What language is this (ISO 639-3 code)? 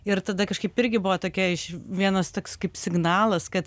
lit